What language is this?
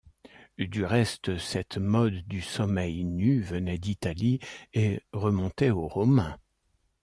French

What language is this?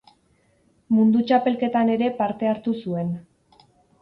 Basque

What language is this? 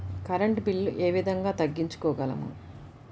Telugu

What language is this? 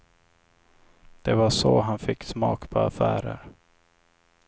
Swedish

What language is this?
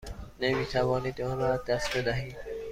Persian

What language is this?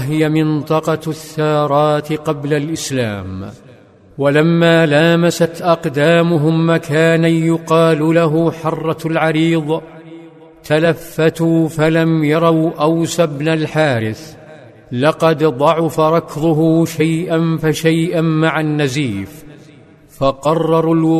Arabic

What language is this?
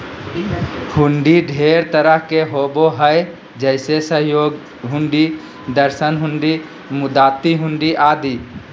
Magahi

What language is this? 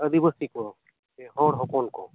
Santali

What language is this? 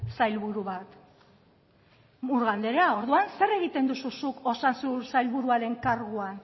Basque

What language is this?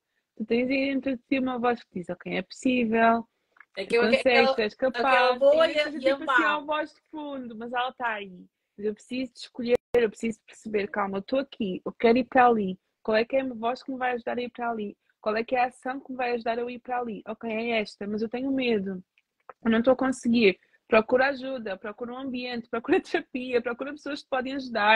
Portuguese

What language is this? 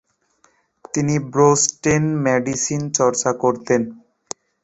Bangla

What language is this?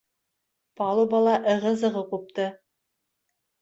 Bashkir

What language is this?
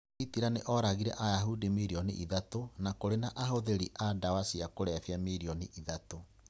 Kikuyu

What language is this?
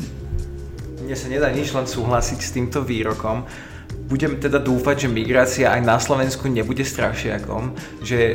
Slovak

